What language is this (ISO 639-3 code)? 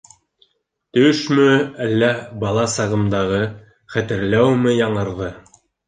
bak